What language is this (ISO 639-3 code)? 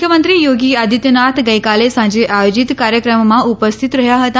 guj